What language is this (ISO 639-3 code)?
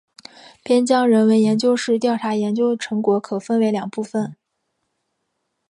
zho